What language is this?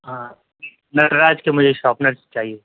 Urdu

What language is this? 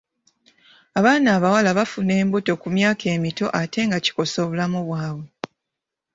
Ganda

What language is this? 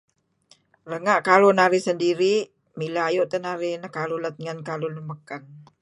Kelabit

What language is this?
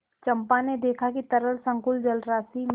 Hindi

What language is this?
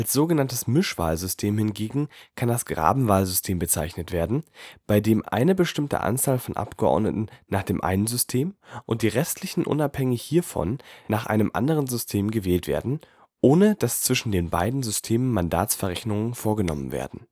German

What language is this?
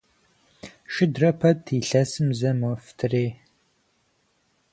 Kabardian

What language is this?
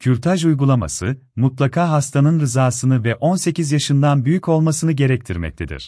Turkish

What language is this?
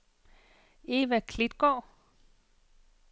Danish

